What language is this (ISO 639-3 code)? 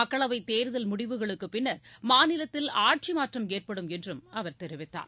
tam